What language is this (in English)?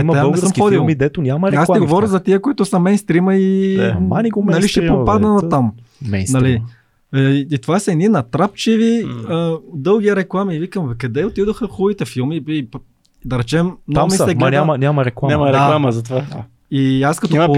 Bulgarian